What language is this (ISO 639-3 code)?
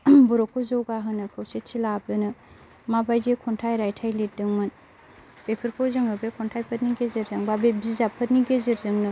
brx